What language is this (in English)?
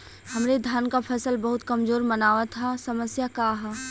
Bhojpuri